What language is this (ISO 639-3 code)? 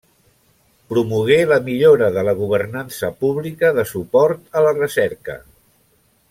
cat